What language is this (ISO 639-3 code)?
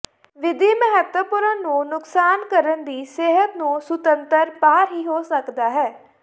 pan